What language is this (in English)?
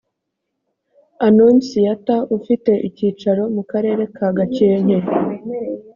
Kinyarwanda